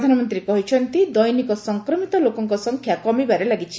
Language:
Odia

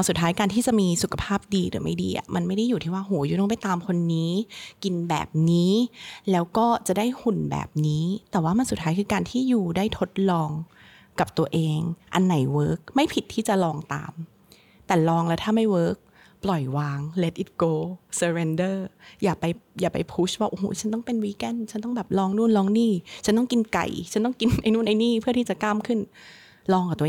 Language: Thai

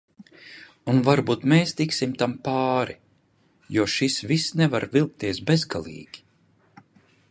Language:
Latvian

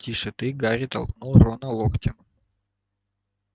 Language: Russian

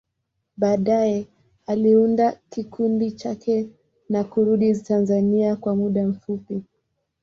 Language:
Swahili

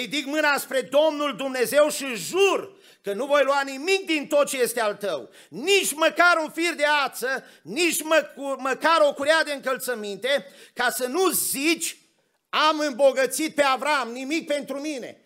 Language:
Romanian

